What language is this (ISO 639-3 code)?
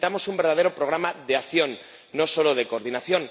spa